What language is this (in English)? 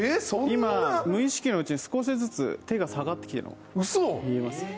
Japanese